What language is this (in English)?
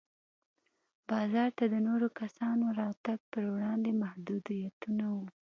Pashto